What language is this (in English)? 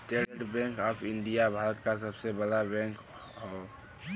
Bhojpuri